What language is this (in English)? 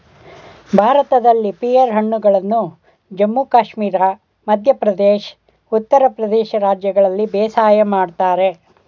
Kannada